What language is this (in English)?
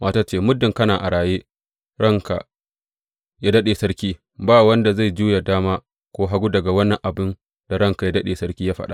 Hausa